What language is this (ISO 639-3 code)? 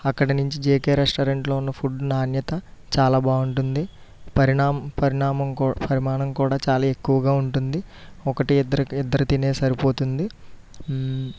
tel